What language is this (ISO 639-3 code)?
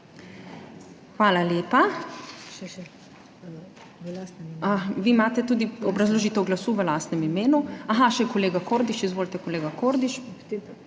slv